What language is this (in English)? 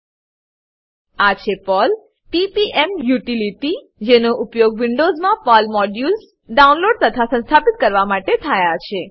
Gujarati